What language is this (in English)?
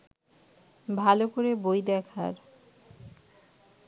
Bangla